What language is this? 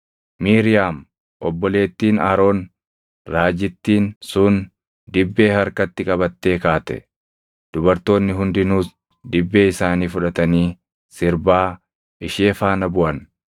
Oromo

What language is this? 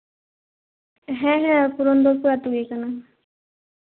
Santali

